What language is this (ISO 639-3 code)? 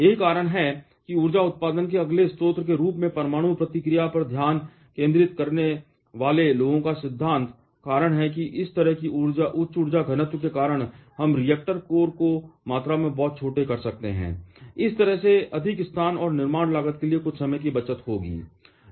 hin